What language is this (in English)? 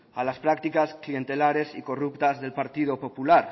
Spanish